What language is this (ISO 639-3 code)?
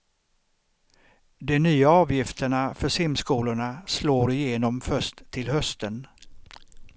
swe